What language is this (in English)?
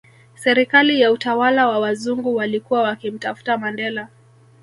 Swahili